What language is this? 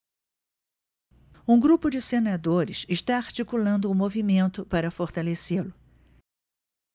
Portuguese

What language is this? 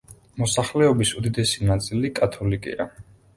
Georgian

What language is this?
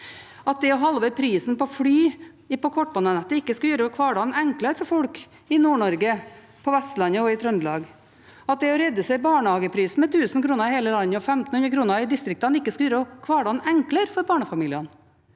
Norwegian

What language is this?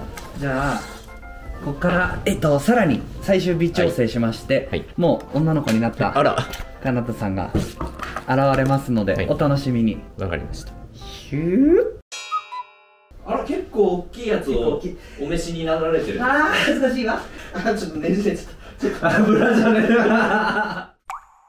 Japanese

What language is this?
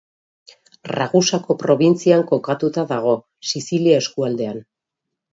Basque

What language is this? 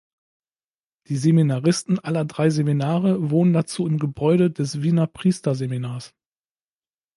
German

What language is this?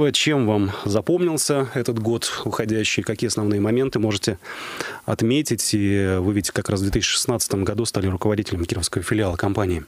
Russian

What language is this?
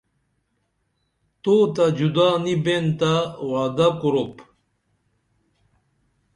Dameli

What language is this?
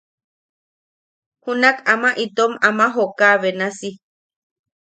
Yaqui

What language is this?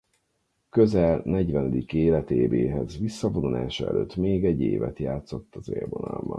Hungarian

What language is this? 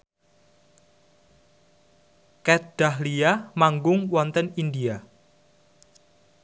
Javanese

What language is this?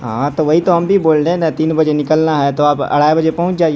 Urdu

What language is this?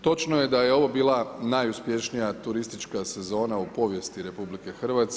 Croatian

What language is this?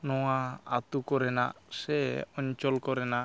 Santali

